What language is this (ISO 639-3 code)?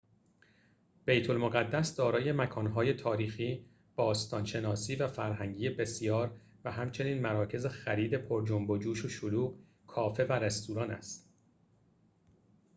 fas